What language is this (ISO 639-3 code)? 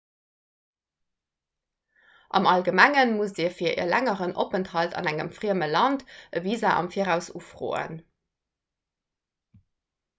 ltz